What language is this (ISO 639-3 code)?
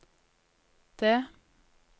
nor